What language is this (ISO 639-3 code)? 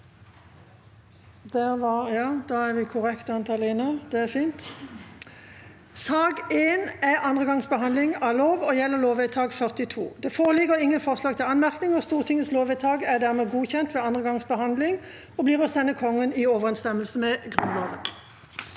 nor